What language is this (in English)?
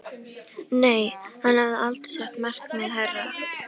Icelandic